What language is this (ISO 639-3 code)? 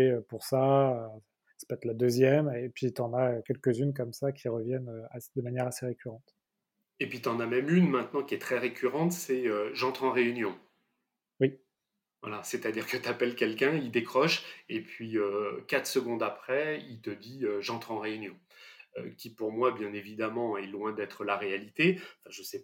fra